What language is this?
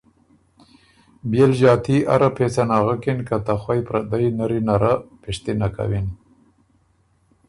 Ormuri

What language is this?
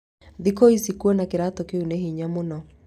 Kikuyu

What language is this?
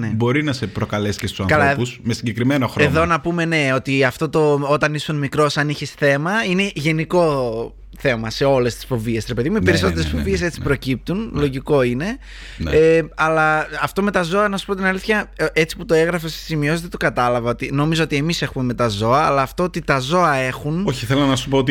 Greek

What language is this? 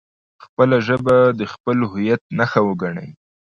Pashto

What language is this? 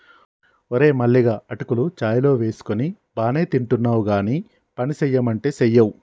Telugu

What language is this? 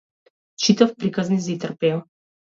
Macedonian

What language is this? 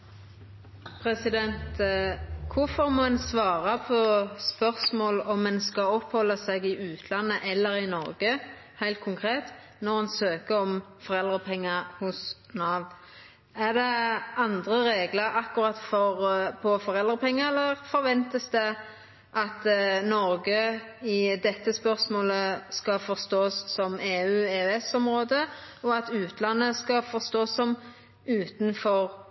Norwegian Nynorsk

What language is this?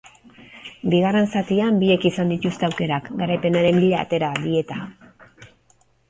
Basque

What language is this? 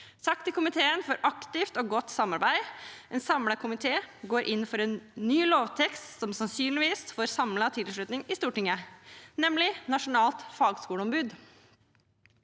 Norwegian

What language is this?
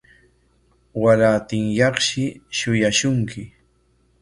Corongo Ancash Quechua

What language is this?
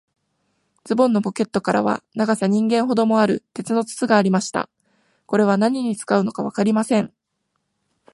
Japanese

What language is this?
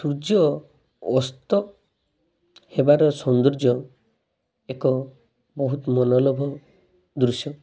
Odia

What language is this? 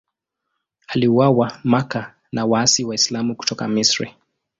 Swahili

